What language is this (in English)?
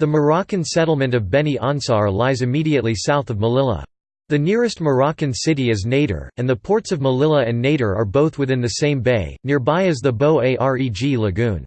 English